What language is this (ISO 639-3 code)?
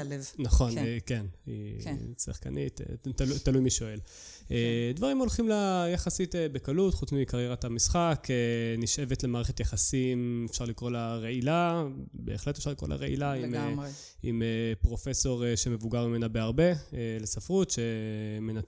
heb